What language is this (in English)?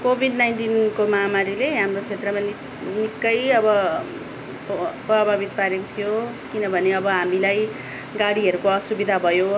Nepali